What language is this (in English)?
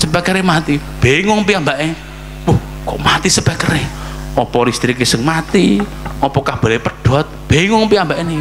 Indonesian